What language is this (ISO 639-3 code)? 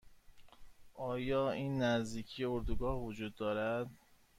fas